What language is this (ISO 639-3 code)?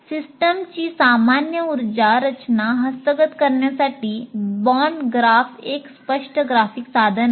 mar